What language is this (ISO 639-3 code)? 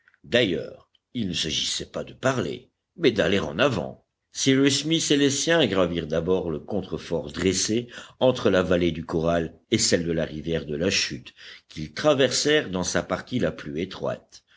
fra